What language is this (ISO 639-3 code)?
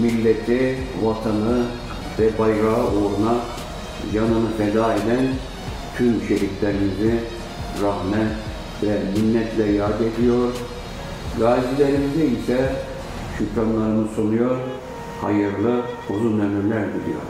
tur